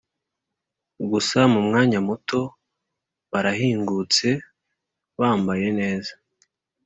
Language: Kinyarwanda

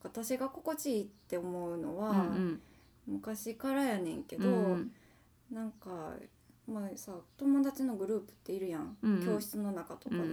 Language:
Japanese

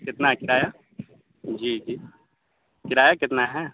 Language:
Urdu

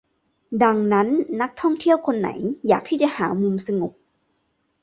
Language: Thai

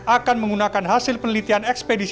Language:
Indonesian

